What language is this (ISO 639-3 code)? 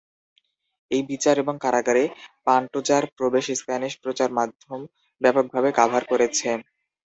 ben